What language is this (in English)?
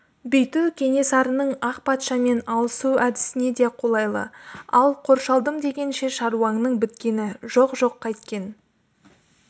Kazakh